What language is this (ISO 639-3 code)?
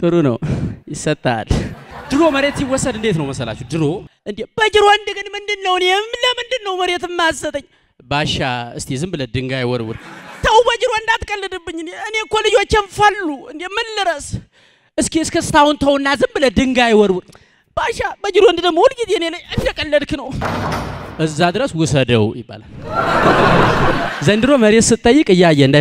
ind